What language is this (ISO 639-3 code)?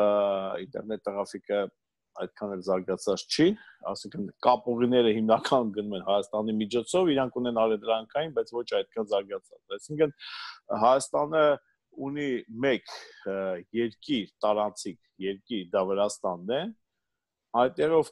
tur